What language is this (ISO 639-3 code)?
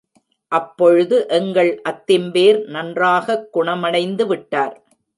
tam